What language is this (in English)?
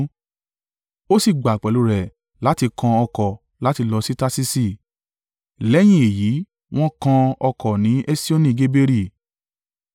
Yoruba